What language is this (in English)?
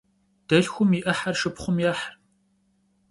Kabardian